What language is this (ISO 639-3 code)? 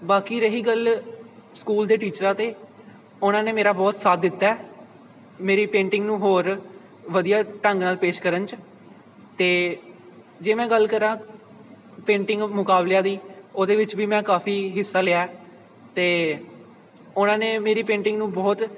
pan